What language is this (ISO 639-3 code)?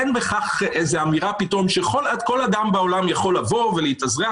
heb